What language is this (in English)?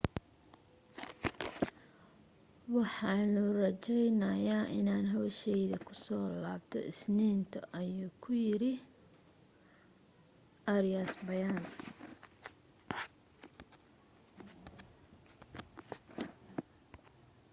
Somali